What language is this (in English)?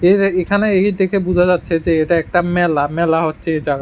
Bangla